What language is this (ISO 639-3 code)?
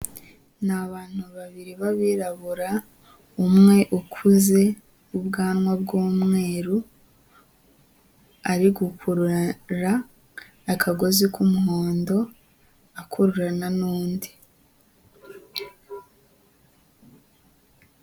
kin